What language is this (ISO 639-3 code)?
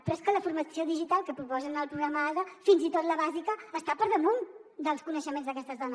cat